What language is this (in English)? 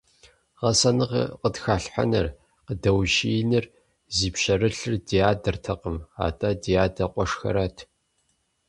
Kabardian